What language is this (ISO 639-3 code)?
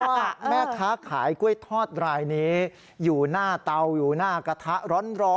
tha